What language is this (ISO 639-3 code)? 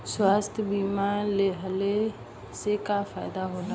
bho